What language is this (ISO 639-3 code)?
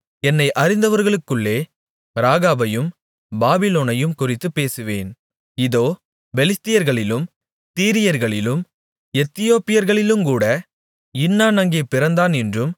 tam